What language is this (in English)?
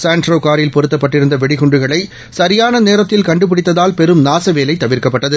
Tamil